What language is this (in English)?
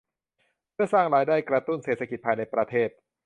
Thai